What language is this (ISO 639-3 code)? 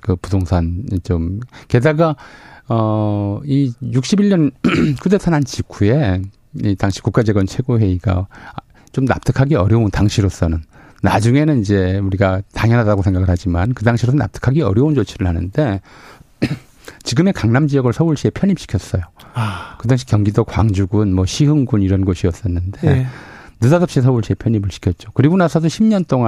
kor